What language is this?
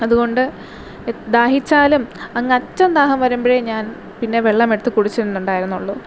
Malayalam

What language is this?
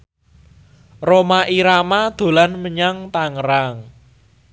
Javanese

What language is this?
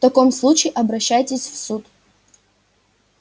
Russian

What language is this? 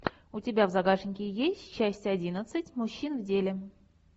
Russian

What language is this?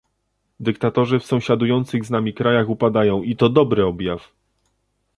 Polish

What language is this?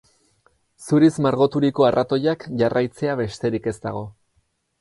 Basque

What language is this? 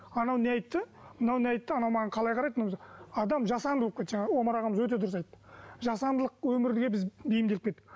Kazakh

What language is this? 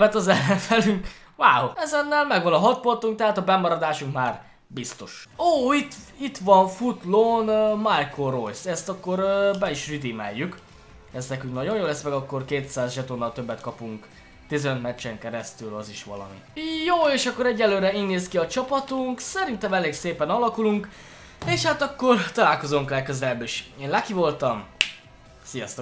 Hungarian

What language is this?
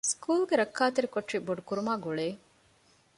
Divehi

